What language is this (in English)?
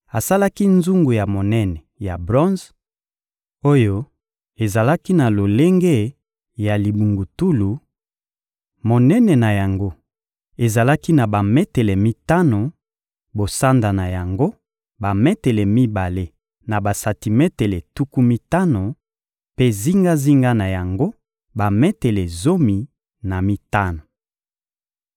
Lingala